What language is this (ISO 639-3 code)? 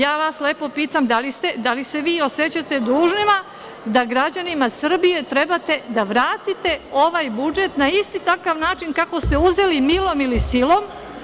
srp